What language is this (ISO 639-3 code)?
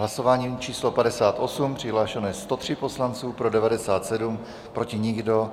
ces